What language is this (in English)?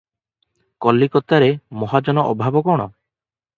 Odia